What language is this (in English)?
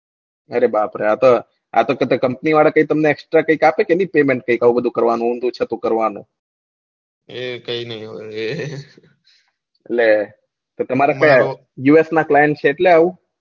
Gujarati